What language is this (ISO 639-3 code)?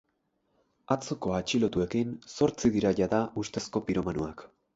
eus